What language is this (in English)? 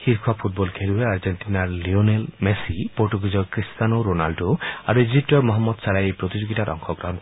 Assamese